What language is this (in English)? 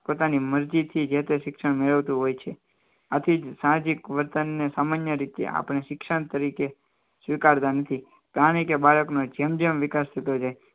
Gujarati